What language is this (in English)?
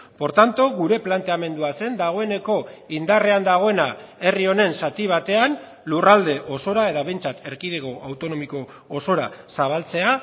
Basque